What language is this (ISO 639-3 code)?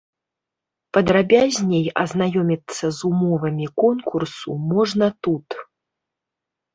bel